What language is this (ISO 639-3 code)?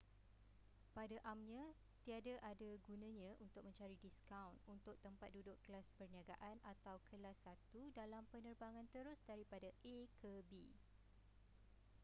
msa